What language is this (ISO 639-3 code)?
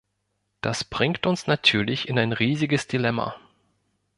deu